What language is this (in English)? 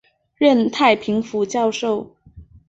Chinese